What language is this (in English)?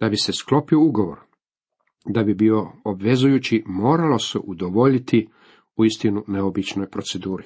Croatian